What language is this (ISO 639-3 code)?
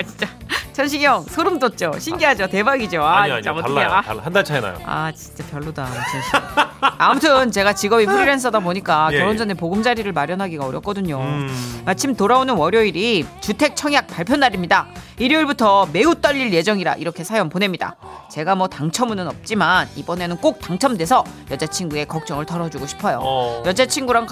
kor